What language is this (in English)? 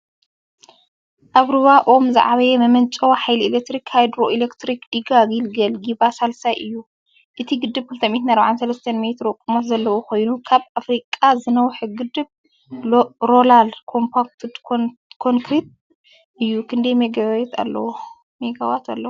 Tigrinya